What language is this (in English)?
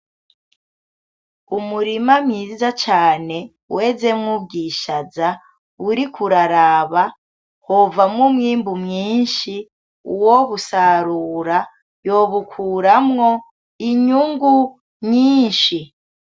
Rundi